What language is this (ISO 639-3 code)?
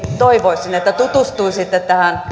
fin